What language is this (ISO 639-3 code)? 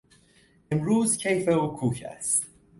fas